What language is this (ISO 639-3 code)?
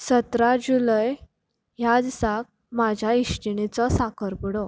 kok